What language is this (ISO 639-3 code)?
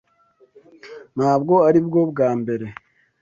kin